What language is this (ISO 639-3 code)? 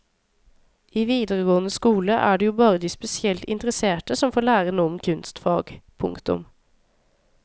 nor